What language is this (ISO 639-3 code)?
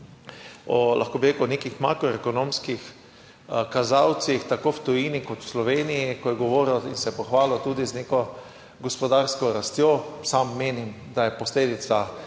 slv